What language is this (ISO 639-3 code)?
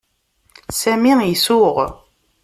kab